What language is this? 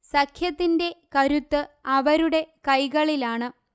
Malayalam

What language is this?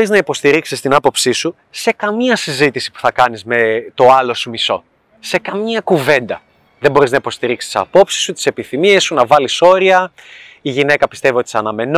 Greek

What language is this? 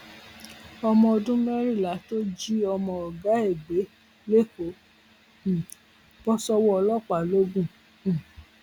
Yoruba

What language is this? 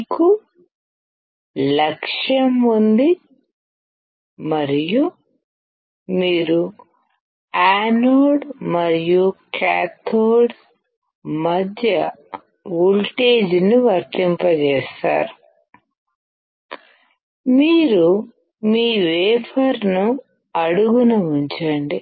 Telugu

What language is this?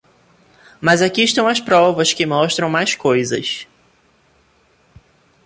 Portuguese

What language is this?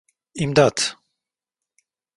Turkish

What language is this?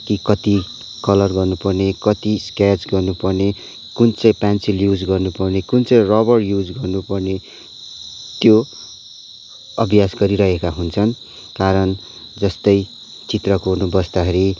Nepali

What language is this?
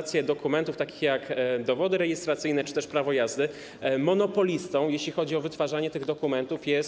Polish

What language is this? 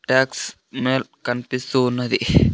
Telugu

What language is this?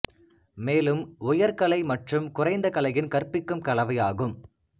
Tamil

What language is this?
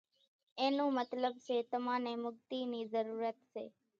Kachi Koli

